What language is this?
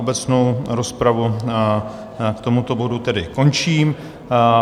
Czech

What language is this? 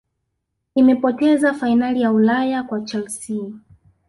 Swahili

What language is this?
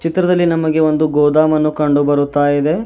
Kannada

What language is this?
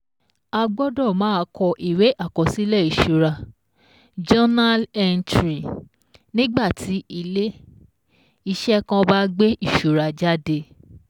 Yoruba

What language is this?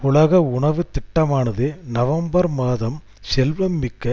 Tamil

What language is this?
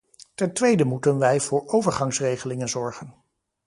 Dutch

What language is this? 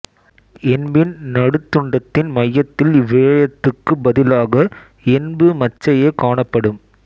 Tamil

